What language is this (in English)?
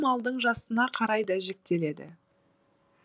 Kazakh